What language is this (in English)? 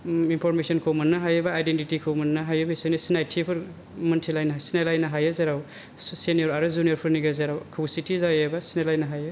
Bodo